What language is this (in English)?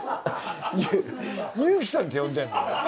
Japanese